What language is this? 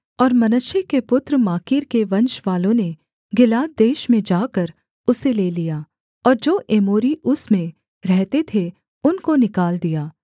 Hindi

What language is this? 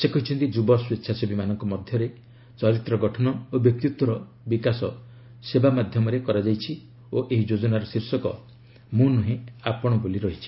Odia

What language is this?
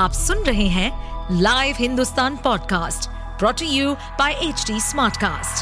Hindi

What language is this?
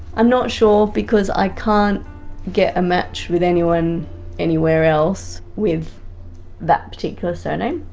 English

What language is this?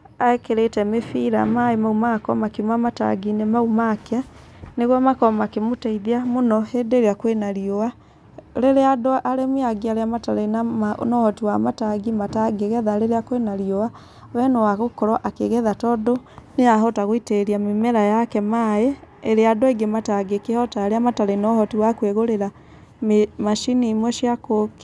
Kikuyu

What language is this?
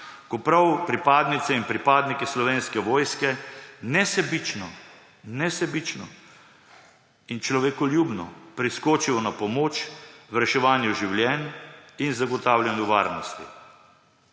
Slovenian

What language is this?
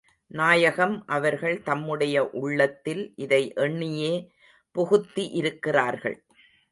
Tamil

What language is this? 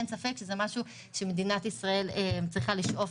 Hebrew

